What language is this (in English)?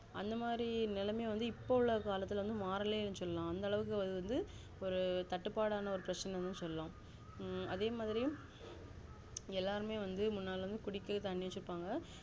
Tamil